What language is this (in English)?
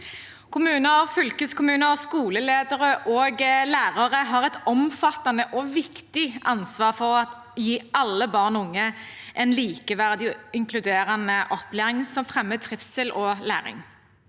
Norwegian